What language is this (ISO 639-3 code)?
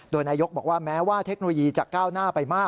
tha